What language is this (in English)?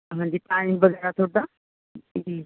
Punjabi